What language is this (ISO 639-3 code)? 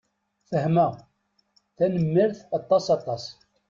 kab